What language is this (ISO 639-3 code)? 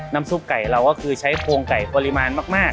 tha